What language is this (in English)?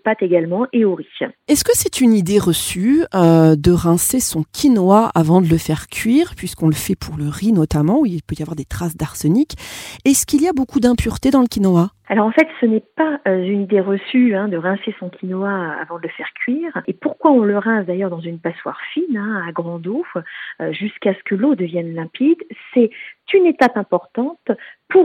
French